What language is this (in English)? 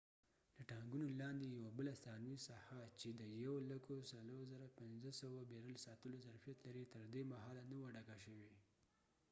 Pashto